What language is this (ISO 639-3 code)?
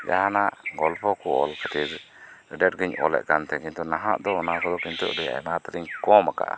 sat